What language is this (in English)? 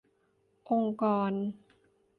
Thai